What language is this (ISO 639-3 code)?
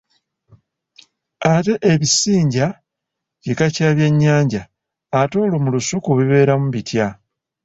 lug